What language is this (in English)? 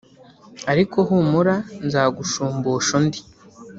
Kinyarwanda